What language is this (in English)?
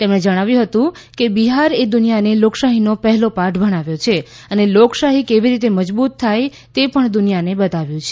Gujarati